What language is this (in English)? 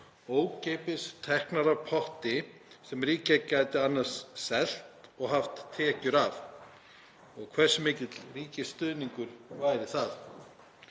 Icelandic